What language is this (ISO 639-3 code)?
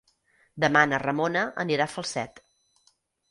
cat